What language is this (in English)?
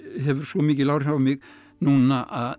Icelandic